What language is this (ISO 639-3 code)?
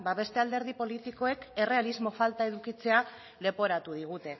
eus